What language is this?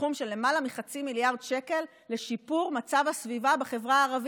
Hebrew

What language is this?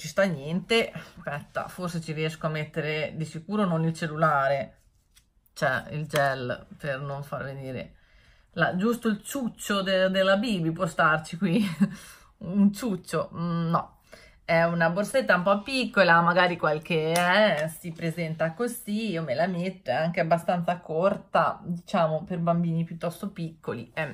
Italian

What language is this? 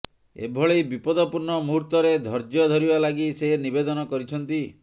Odia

